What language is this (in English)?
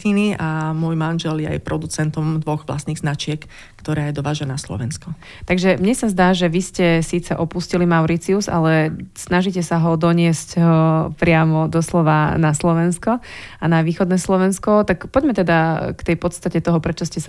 Slovak